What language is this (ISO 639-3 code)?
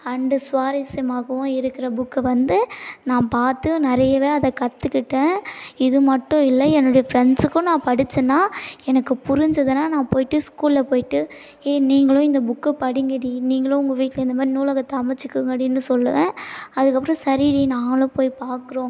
tam